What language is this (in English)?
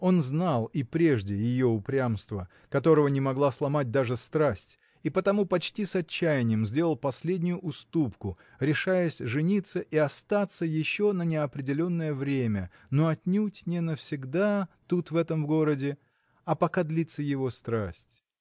Russian